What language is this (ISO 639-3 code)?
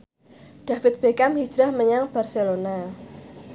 jav